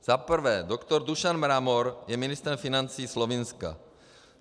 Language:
Czech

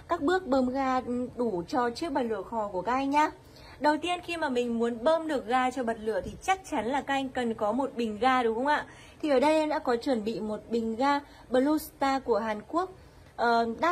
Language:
Vietnamese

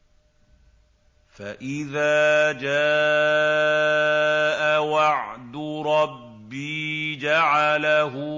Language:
Arabic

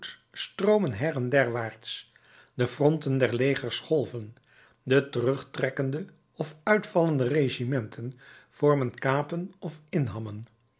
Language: Dutch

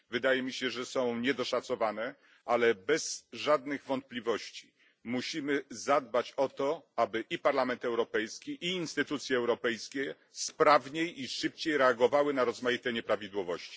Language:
Polish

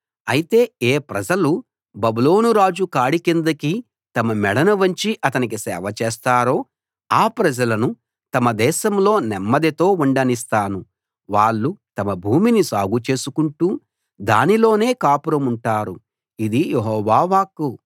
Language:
Telugu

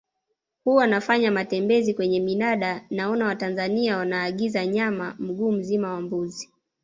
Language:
Swahili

